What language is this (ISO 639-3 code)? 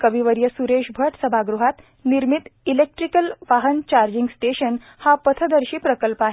mar